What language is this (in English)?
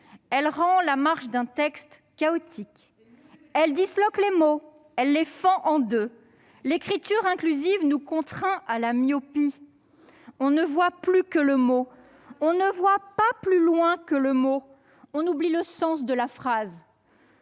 French